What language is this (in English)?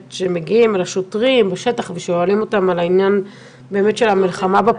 Hebrew